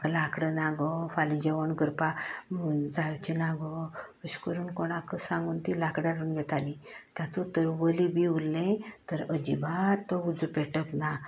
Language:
Konkani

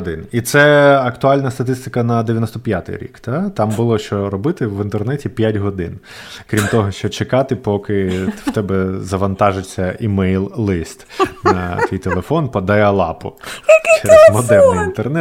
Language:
Ukrainian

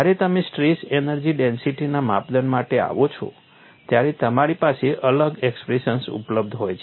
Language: Gujarati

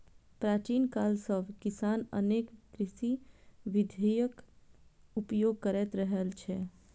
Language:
Maithili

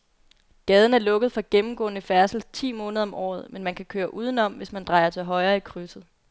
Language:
Danish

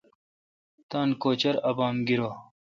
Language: Kalkoti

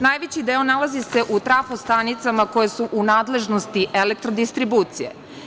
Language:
Serbian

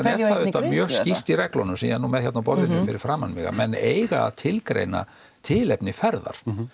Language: Icelandic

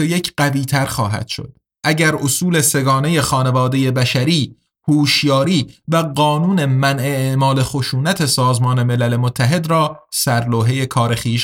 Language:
Persian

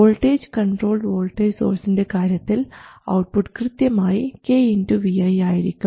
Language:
Malayalam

